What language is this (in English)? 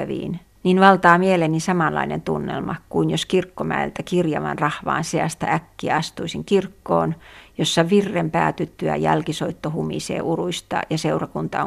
Finnish